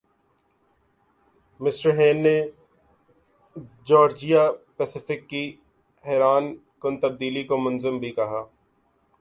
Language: Urdu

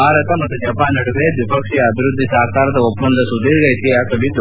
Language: Kannada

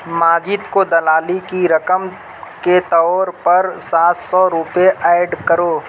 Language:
Urdu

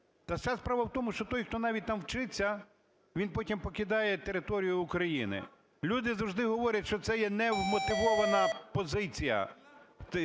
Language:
Ukrainian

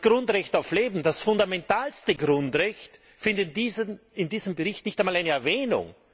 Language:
German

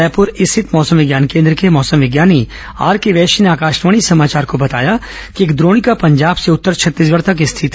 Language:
Hindi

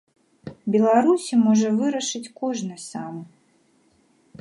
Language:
Belarusian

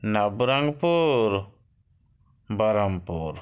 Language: Odia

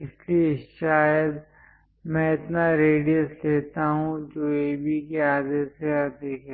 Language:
Hindi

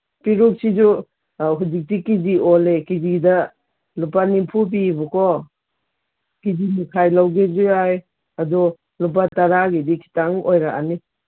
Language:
Manipuri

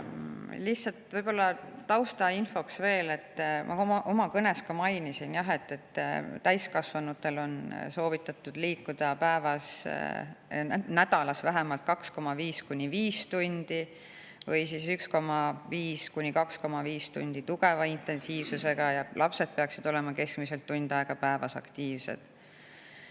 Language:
Estonian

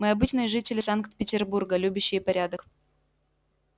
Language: Russian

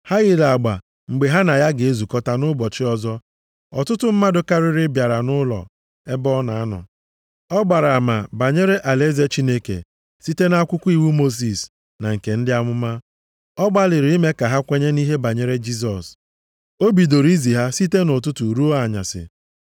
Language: Igbo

